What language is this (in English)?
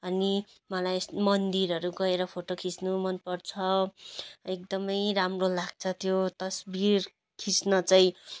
Nepali